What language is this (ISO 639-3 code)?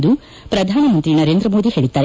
kan